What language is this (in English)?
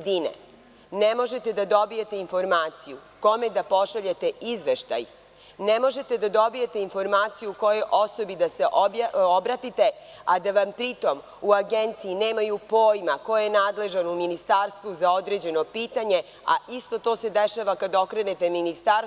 Serbian